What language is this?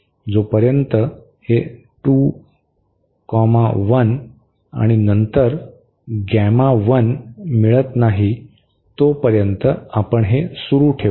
Marathi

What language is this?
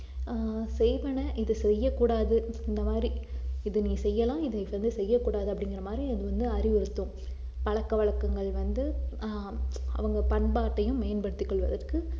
Tamil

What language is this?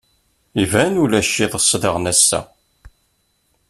Kabyle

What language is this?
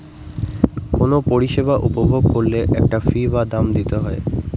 Bangla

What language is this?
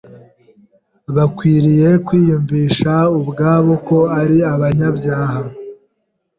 Kinyarwanda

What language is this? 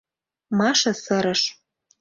Mari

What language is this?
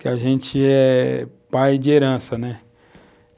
Portuguese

